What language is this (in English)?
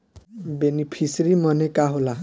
Bhojpuri